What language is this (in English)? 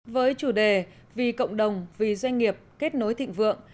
Vietnamese